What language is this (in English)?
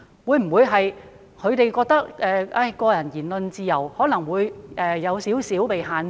Cantonese